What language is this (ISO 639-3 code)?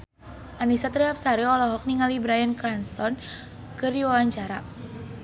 sun